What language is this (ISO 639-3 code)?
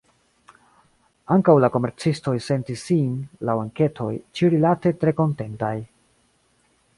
epo